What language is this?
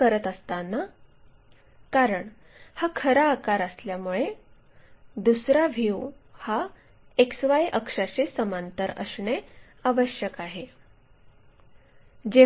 Marathi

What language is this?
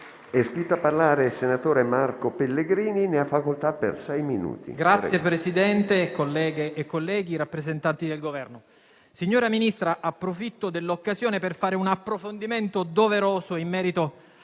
Italian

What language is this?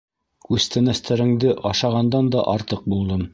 Bashkir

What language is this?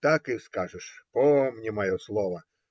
Russian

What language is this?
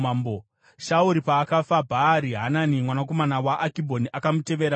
Shona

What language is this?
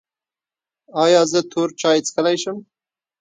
Pashto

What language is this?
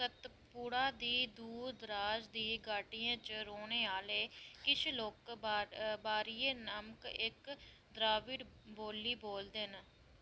Dogri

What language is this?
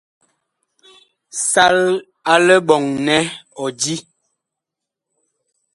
Bakoko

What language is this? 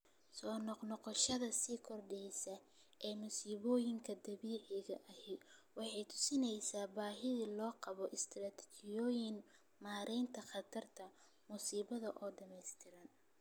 Somali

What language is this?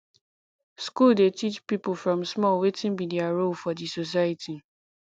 Nigerian Pidgin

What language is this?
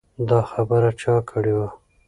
Pashto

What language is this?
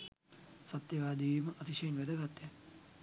Sinhala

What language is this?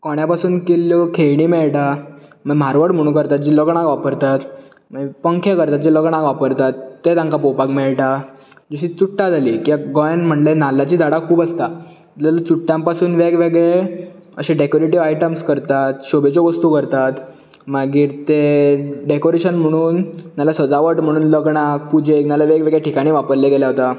Konkani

